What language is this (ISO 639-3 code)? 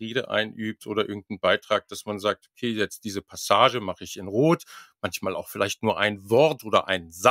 deu